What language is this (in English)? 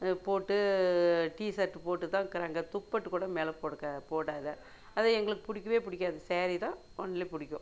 Tamil